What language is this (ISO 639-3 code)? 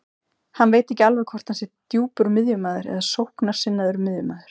isl